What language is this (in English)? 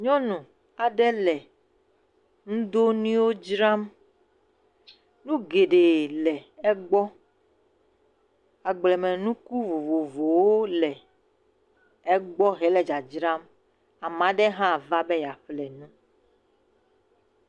Ewe